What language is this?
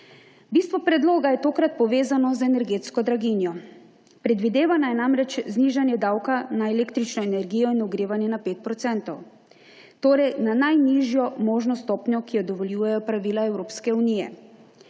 Slovenian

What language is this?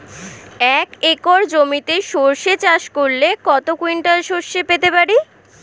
Bangla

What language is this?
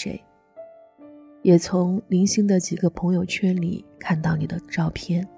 Chinese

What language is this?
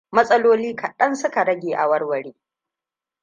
Hausa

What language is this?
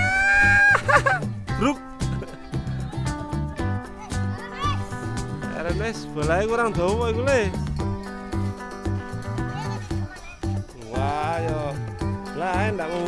Indonesian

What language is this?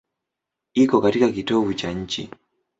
Swahili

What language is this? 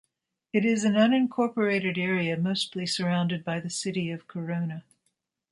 English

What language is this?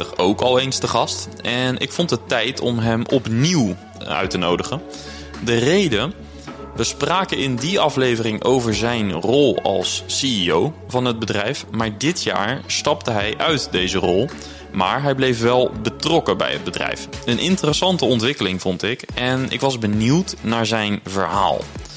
Dutch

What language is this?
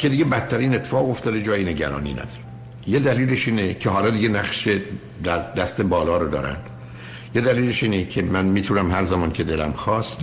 Persian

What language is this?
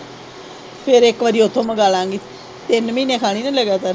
Punjabi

